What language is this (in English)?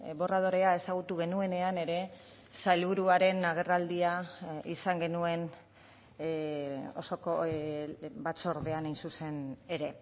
Basque